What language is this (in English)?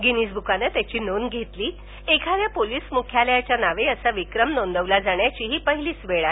Marathi